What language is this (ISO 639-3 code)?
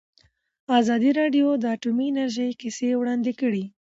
pus